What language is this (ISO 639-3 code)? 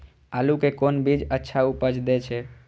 mai